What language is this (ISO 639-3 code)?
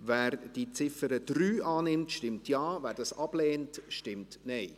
gsw